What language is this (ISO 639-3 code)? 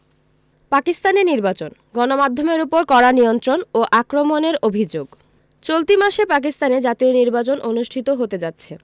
ben